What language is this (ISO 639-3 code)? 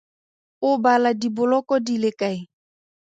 tsn